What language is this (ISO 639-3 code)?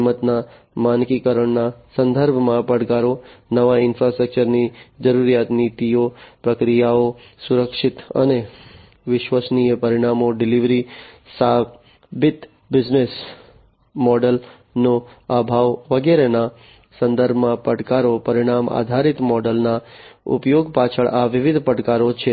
guj